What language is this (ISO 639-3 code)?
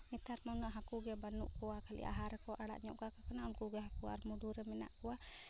sat